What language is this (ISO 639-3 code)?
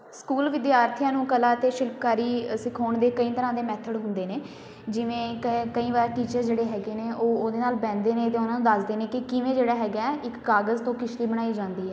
pan